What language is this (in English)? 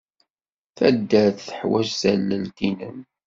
Kabyle